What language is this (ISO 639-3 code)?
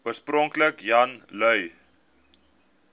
afr